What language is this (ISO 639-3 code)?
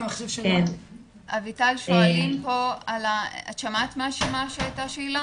heb